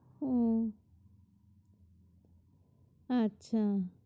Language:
Bangla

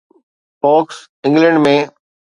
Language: Sindhi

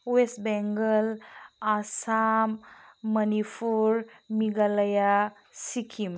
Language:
Bodo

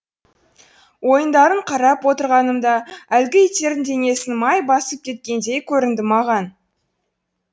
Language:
Kazakh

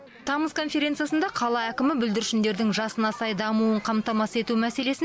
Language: Kazakh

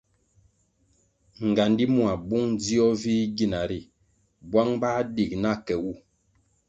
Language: Kwasio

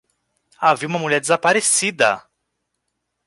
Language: Portuguese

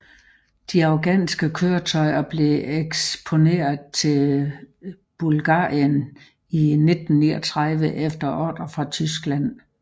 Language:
Danish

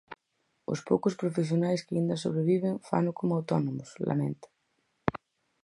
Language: Galician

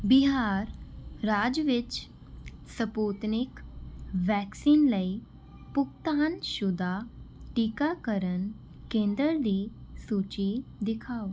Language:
Punjabi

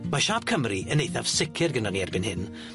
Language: Welsh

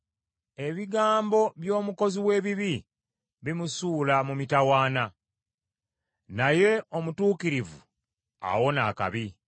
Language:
Ganda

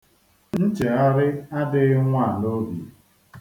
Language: Igbo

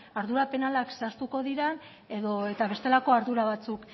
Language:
Basque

